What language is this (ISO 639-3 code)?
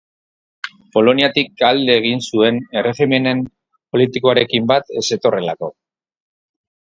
eus